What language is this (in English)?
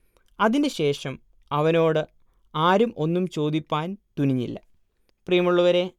Malayalam